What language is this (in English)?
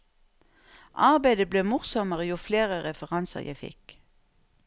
Norwegian